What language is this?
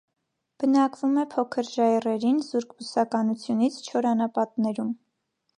Armenian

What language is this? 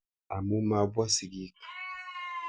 Kalenjin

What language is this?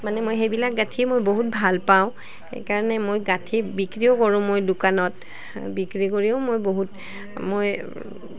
Assamese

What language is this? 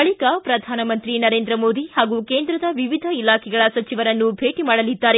Kannada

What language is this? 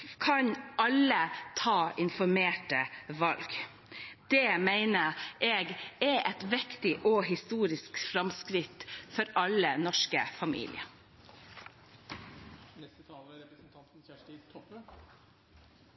Norwegian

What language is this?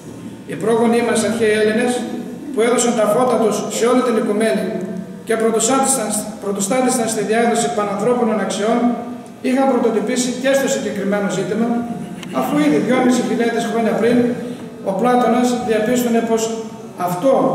Greek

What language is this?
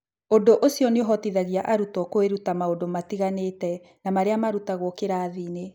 Kikuyu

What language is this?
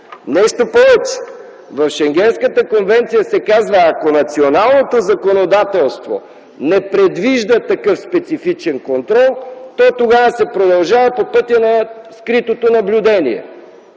Bulgarian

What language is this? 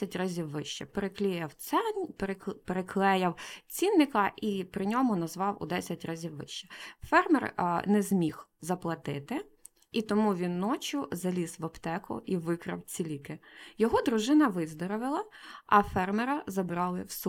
Ukrainian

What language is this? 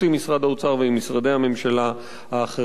Hebrew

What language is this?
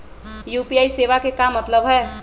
Magahi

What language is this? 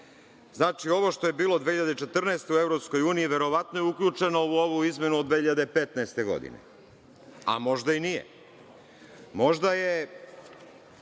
Serbian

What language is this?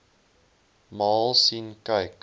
Afrikaans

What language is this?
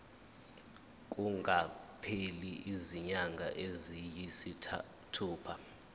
Zulu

